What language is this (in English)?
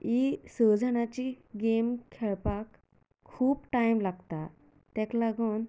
Konkani